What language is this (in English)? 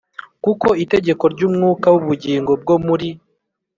Kinyarwanda